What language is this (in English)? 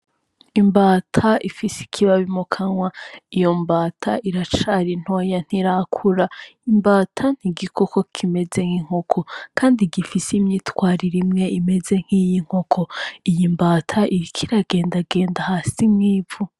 Rundi